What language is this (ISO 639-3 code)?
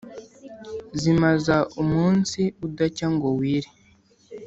kin